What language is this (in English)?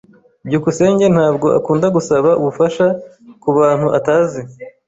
Kinyarwanda